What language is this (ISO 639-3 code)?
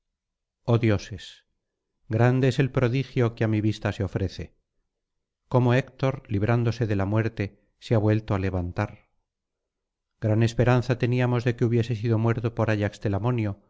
spa